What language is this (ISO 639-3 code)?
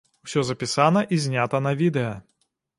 bel